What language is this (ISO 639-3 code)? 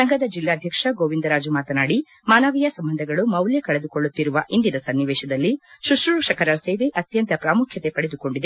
kan